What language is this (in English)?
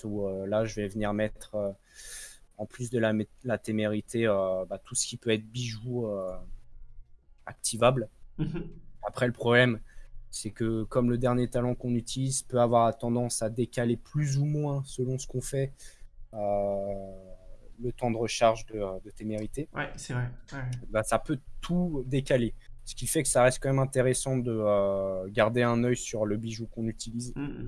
French